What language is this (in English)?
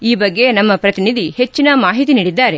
Kannada